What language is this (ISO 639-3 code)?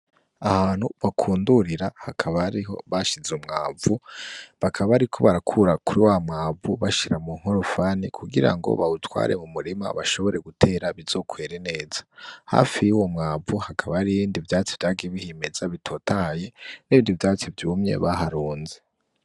run